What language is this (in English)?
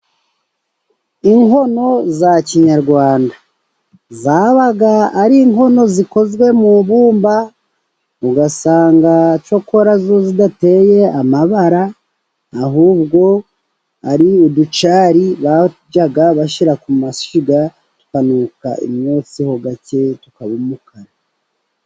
Kinyarwanda